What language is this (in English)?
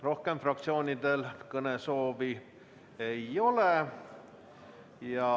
Estonian